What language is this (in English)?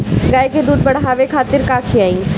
Bhojpuri